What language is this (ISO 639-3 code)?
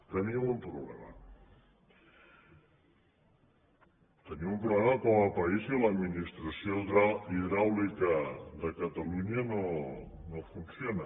cat